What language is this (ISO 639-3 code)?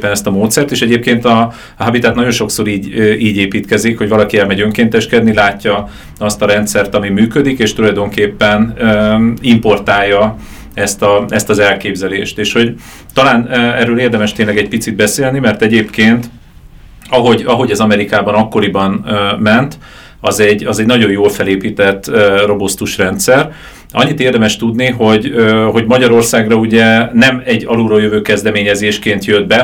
hun